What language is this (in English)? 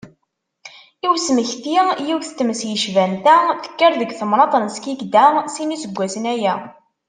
Kabyle